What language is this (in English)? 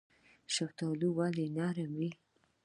Pashto